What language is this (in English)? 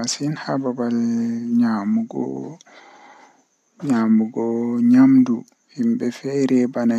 Western Niger Fulfulde